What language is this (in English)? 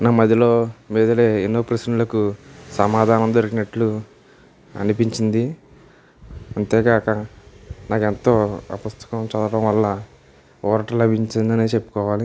Telugu